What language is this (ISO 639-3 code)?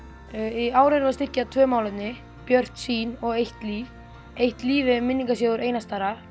isl